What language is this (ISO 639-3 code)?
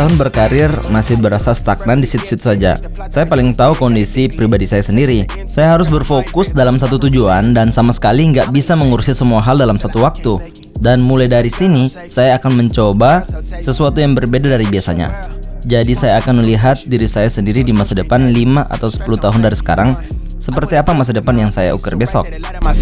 ind